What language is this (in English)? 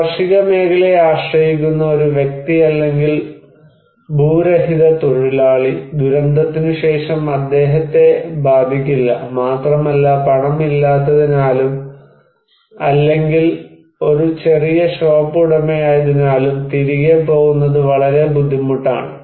Malayalam